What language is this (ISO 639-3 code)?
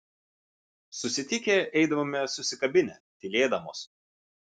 lit